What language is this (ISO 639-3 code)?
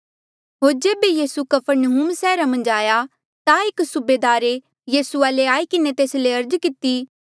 mjl